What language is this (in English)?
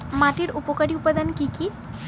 Bangla